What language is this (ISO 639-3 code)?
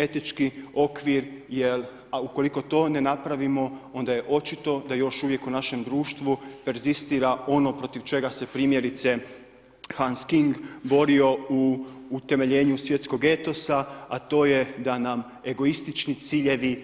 hrv